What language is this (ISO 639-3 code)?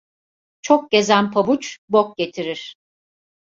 tur